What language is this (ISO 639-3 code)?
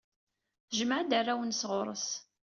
kab